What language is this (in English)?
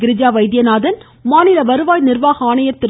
Tamil